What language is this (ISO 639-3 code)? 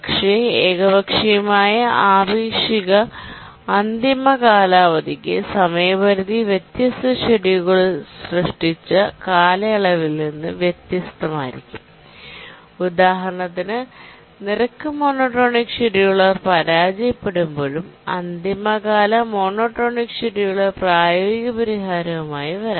mal